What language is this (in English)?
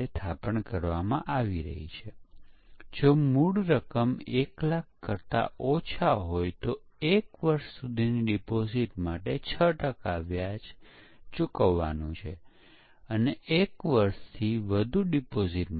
Gujarati